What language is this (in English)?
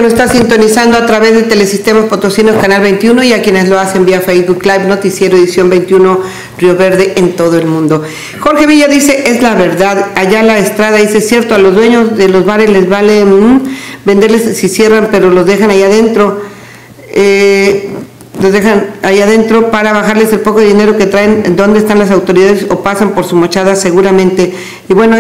Spanish